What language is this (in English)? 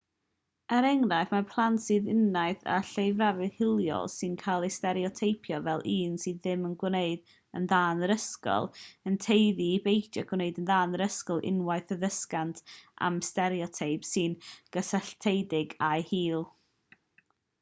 Welsh